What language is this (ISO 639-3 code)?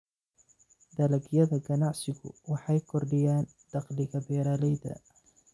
som